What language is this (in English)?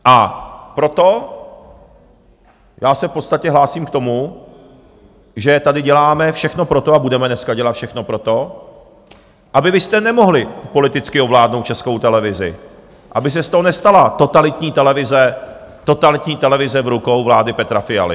Czech